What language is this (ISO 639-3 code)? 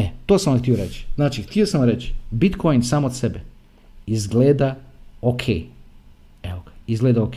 hrv